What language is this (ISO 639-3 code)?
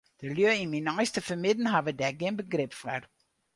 fry